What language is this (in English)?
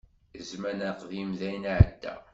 Kabyle